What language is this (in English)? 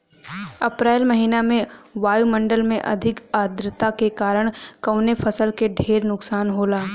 Bhojpuri